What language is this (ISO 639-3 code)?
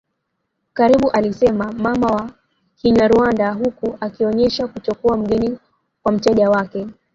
swa